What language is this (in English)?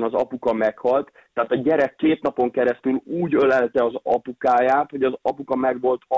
Hungarian